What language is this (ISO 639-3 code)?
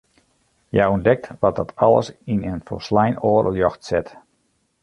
fry